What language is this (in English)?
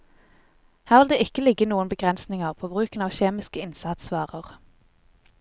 Norwegian